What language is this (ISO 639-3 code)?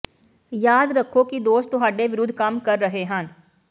pan